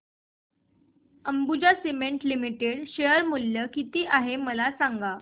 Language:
Marathi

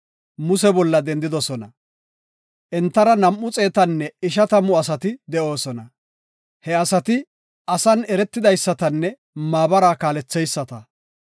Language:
Gofa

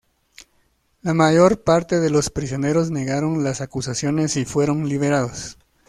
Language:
Spanish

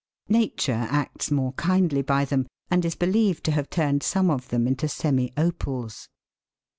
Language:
English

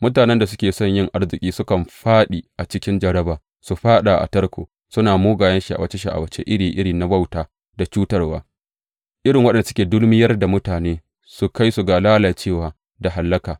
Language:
Hausa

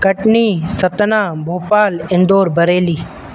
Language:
Sindhi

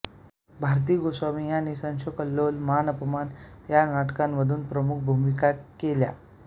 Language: Marathi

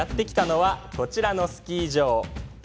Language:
Japanese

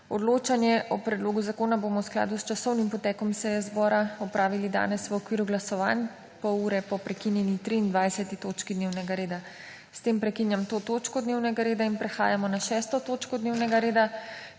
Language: Slovenian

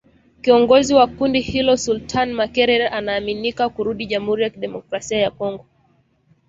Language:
Swahili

